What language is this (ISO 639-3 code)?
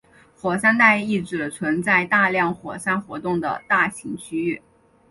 zho